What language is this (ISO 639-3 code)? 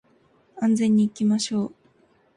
jpn